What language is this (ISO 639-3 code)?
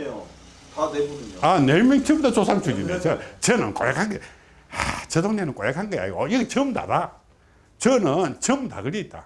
kor